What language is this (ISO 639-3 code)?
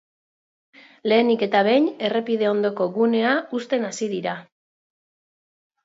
eus